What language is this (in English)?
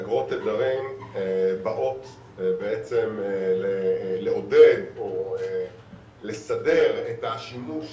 Hebrew